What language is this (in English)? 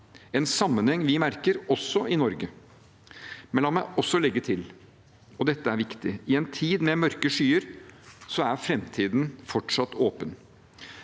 Norwegian